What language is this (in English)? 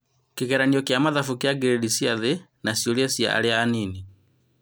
Kikuyu